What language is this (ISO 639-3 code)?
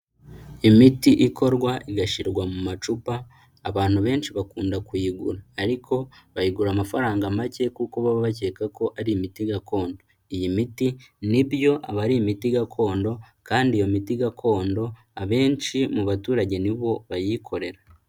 kin